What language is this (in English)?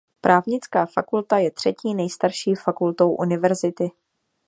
Czech